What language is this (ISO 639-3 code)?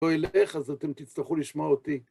heb